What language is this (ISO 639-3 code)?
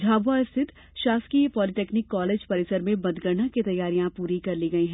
hin